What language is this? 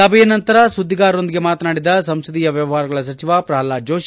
Kannada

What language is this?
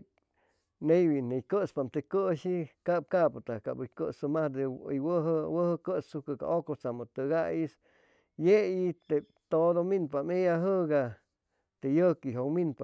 Chimalapa Zoque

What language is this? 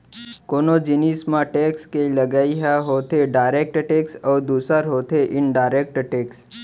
Chhattisgarhi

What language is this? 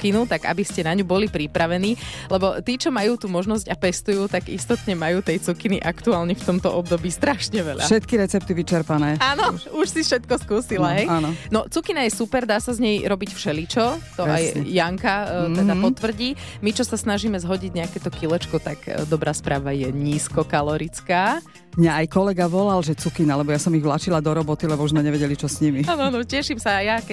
Slovak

